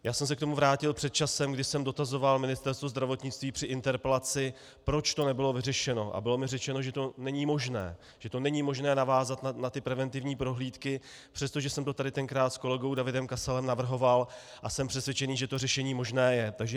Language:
Czech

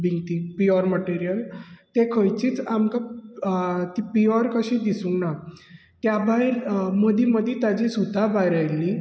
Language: Konkani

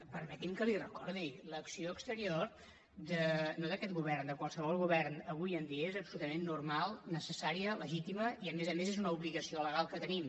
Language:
Catalan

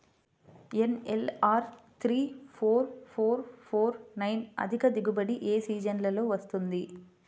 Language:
Telugu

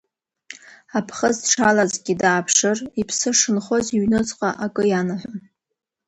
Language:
Abkhazian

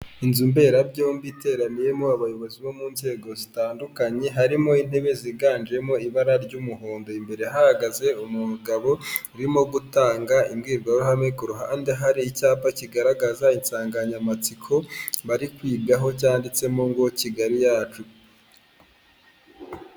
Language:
Kinyarwanda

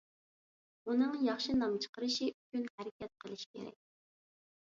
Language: Uyghur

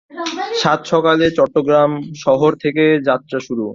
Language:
Bangla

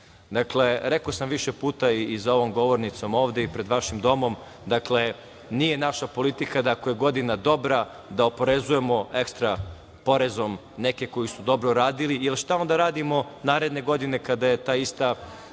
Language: Serbian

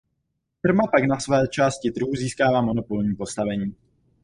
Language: Czech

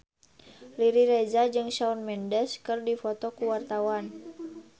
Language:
Sundanese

